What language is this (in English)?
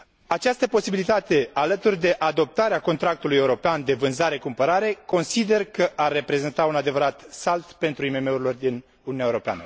Romanian